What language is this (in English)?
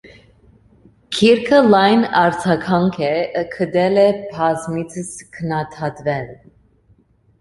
Armenian